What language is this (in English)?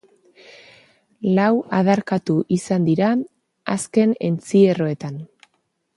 Basque